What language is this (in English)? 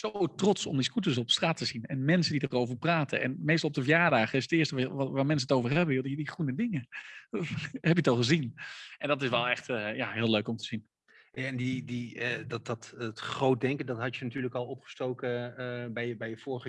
Dutch